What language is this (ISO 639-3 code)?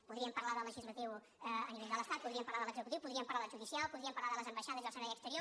cat